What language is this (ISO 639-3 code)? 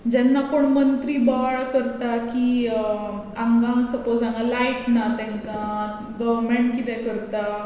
kok